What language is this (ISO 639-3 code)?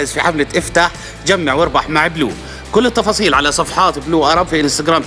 ara